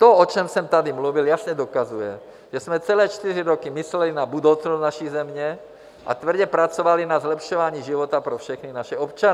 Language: Czech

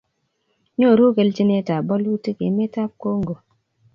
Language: Kalenjin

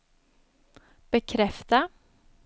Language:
Swedish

